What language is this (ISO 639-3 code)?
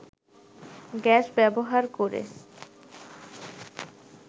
ben